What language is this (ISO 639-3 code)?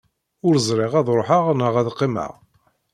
kab